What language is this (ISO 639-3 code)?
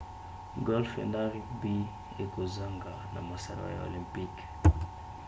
lin